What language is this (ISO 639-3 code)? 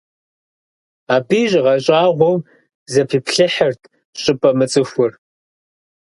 kbd